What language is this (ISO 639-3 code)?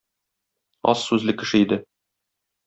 tat